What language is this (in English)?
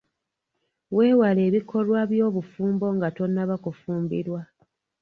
Ganda